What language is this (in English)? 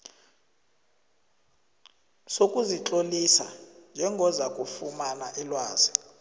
South Ndebele